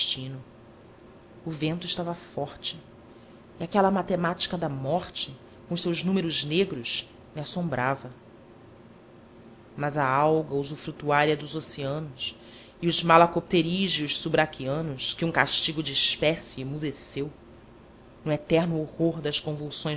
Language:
Portuguese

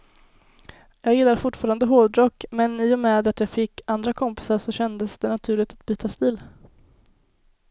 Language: Swedish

